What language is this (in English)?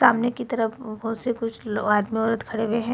Hindi